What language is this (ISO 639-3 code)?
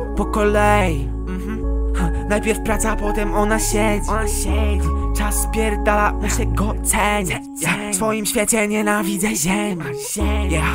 pol